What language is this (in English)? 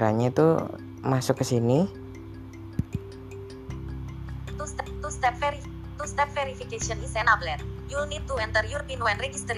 Indonesian